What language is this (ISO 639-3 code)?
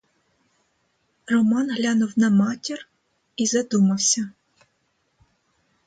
ukr